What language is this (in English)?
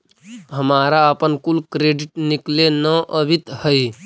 Magahi